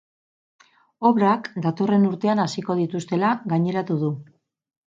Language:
Basque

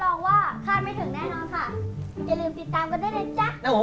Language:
Thai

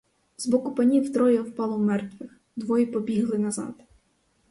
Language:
Ukrainian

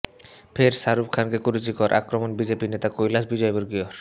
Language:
Bangla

